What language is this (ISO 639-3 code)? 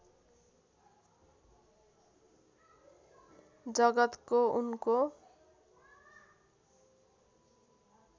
nep